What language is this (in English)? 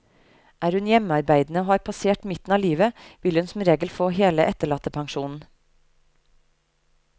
Norwegian